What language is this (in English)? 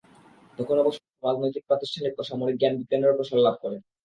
Bangla